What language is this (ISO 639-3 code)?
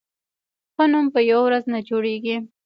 pus